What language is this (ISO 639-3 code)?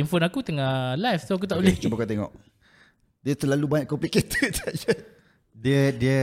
msa